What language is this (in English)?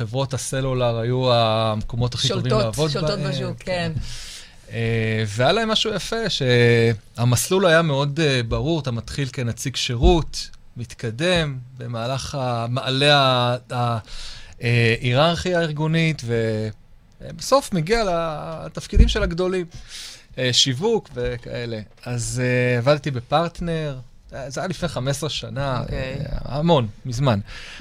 Hebrew